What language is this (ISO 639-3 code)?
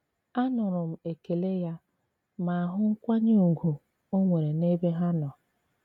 ibo